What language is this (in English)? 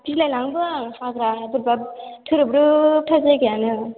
Bodo